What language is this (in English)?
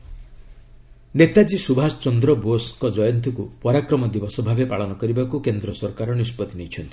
Odia